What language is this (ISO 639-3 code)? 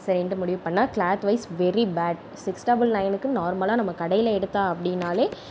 tam